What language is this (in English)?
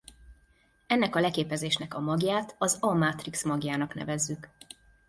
Hungarian